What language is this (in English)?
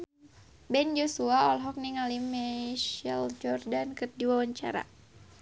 Sundanese